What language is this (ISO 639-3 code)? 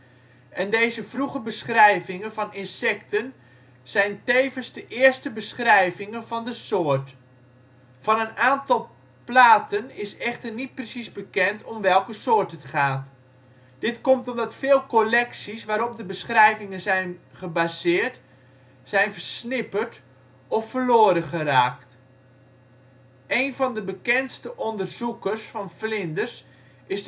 nld